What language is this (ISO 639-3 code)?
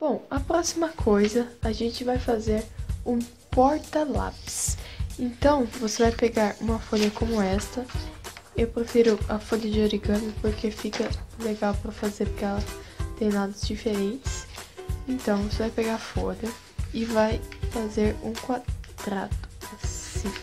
por